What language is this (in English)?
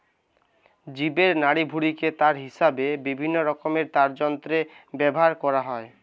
Bangla